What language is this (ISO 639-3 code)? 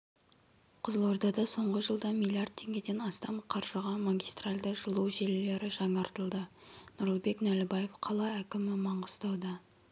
kaz